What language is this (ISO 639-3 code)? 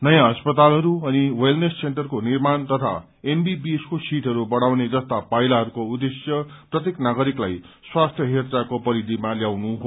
nep